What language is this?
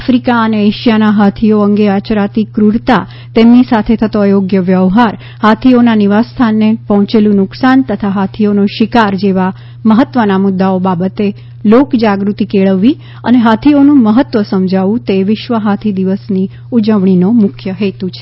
Gujarati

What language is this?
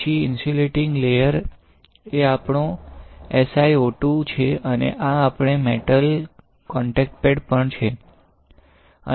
Gujarati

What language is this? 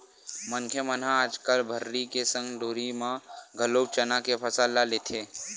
Chhattisgarhi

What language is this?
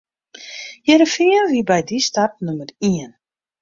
Western Frisian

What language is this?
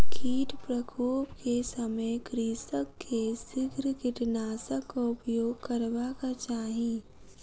Maithili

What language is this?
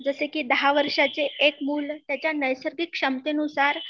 Marathi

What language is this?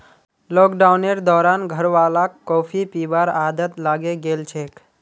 Magahi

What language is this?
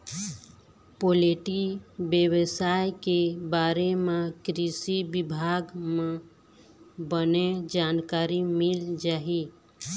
Chhattisgarhi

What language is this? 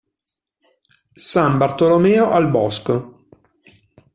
Italian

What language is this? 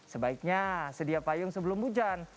Indonesian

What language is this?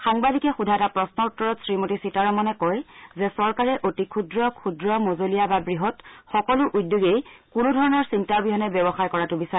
Assamese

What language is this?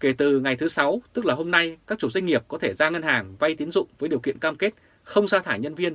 Vietnamese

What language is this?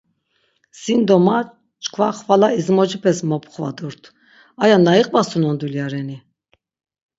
Laz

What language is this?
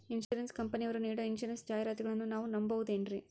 Kannada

